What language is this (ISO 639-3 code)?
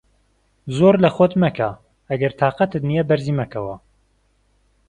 ckb